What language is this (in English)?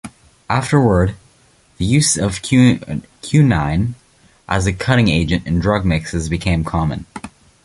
English